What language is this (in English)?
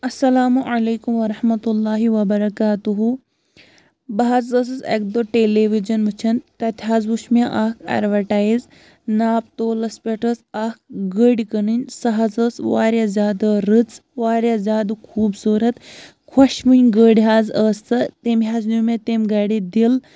Kashmiri